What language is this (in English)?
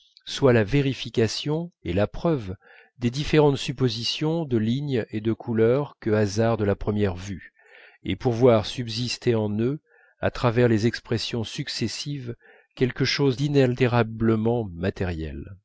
French